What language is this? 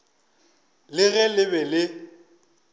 Northern Sotho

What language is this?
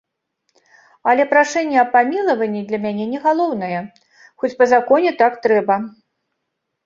Belarusian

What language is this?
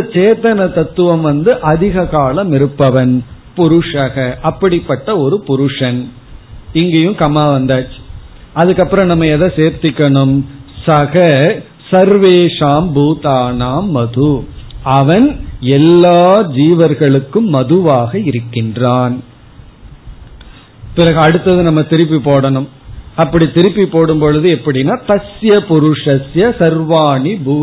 Tamil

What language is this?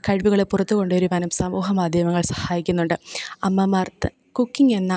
Malayalam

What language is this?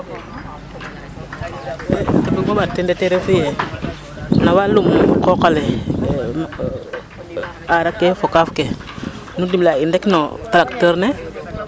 Serer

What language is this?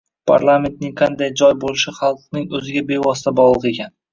Uzbek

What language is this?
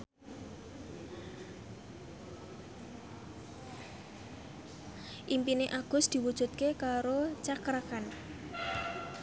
Javanese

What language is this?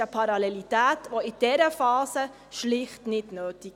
Swiss German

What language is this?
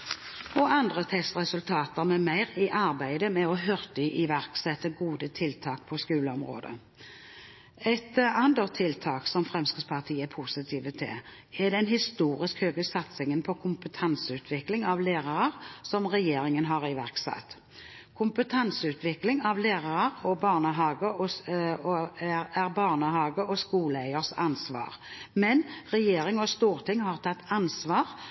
Norwegian Bokmål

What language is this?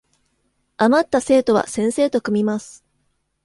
Japanese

